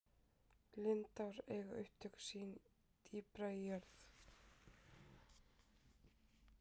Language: Icelandic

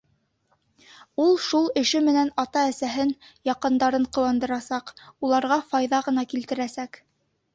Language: Bashkir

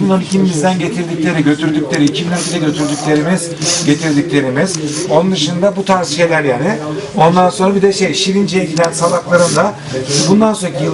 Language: Turkish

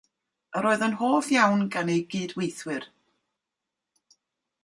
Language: Welsh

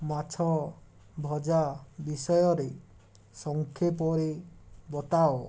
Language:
Odia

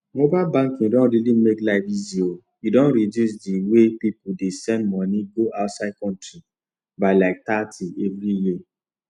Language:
Nigerian Pidgin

